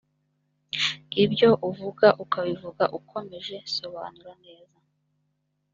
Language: Kinyarwanda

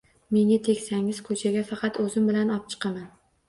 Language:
Uzbek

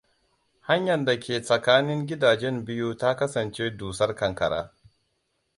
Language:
Hausa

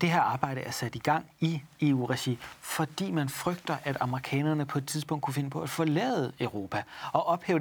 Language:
Danish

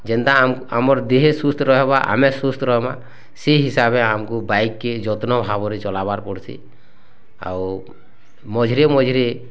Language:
Odia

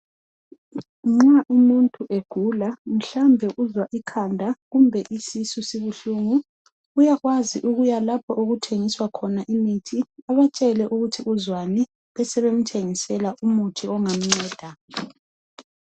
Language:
North Ndebele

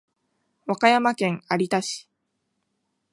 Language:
Japanese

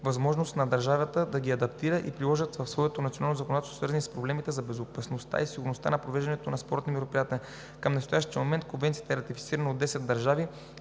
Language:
Bulgarian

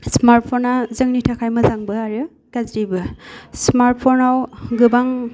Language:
Bodo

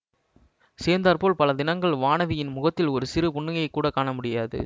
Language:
Tamil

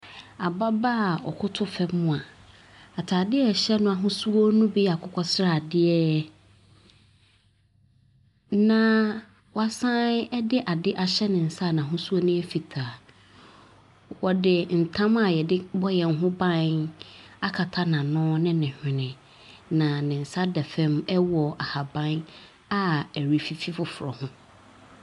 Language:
Akan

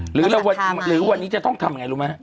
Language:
Thai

